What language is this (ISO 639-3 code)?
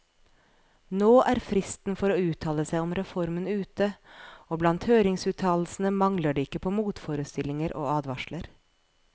nor